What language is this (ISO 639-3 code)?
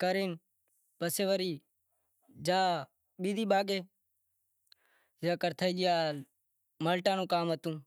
kxp